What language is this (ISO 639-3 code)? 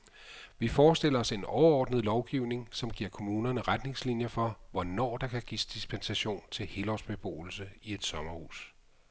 dan